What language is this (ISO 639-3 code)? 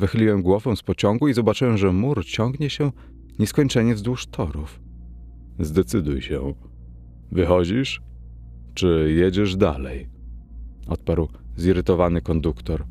pol